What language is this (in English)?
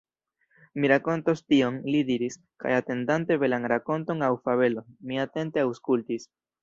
Esperanto